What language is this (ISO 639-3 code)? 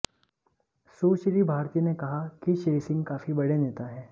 hin